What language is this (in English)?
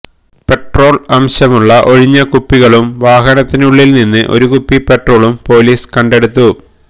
Malayalam